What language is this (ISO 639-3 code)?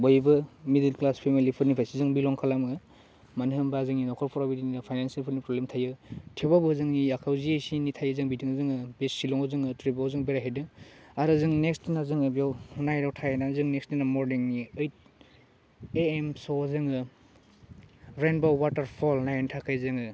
brx